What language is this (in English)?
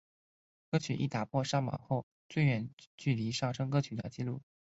Chinese